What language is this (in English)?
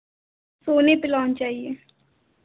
Hindi